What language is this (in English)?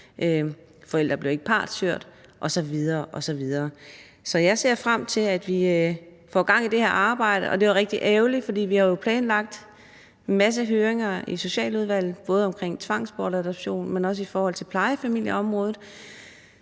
Danish